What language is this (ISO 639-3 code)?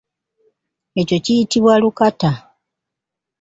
lug